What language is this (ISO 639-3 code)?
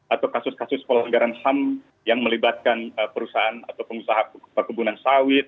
ind